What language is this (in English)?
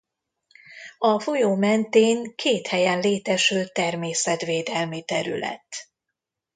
Hungarian